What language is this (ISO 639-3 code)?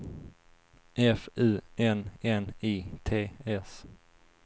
swe